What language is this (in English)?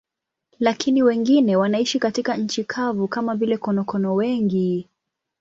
Swahili